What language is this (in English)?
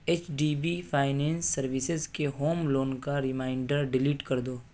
Urdu